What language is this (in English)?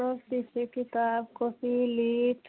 Maithili